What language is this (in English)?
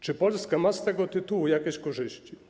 Polish